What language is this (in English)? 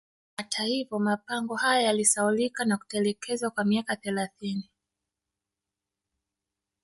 Swahili